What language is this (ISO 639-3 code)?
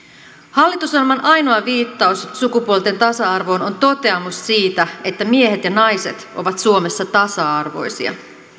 fin